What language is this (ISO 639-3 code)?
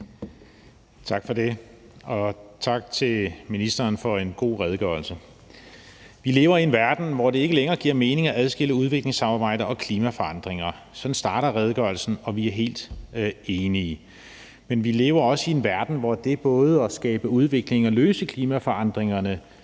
dan